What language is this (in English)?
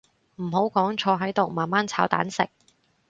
Cantonese